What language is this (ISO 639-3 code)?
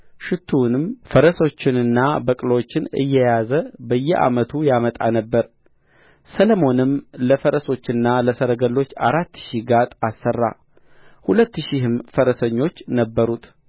amh